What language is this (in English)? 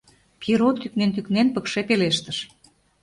Mari